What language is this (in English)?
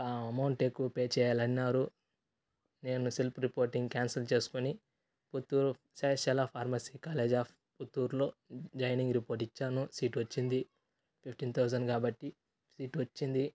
Telugu